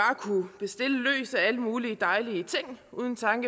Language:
Danish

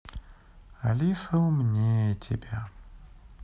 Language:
Russian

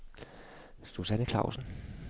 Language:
Danish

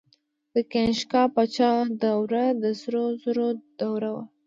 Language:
Pashto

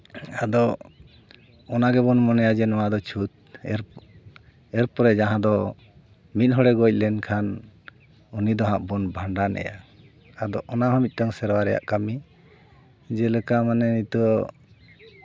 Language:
Santali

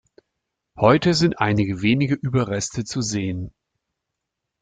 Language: German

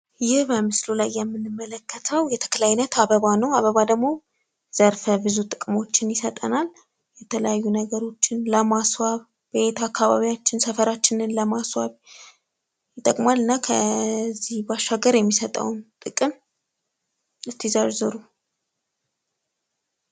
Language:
Amharic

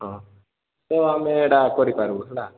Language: Odia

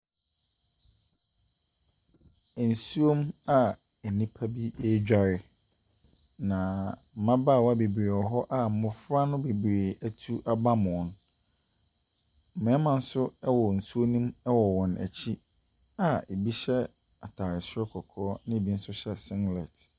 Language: Akan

